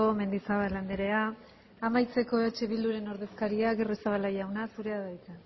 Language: Basque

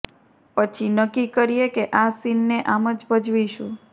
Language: Gujarati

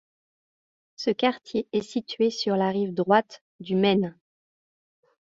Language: French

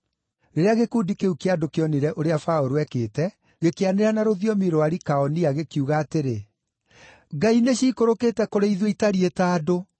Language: Kikuyu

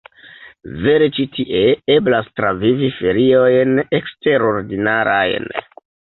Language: Esperanto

